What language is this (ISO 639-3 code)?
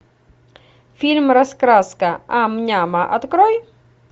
rus